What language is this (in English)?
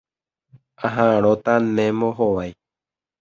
Guarani